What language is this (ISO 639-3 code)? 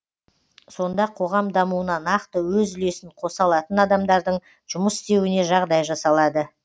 kaz